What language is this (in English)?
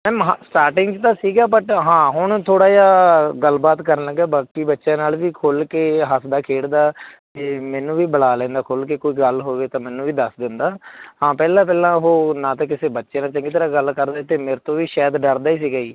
Punjabi